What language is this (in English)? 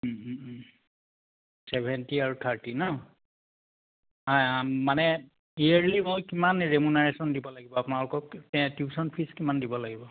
Assamese